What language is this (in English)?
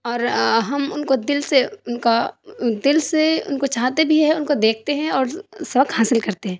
Urdu